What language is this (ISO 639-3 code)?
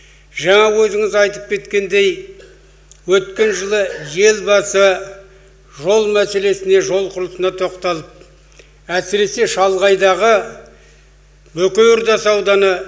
kaz